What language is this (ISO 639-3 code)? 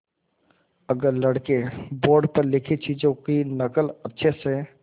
hin